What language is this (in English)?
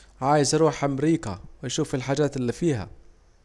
Saidi Arabic